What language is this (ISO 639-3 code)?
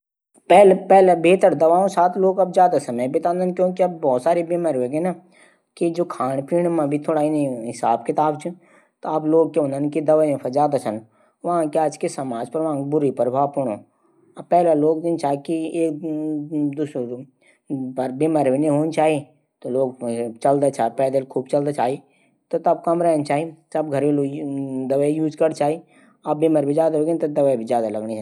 gbm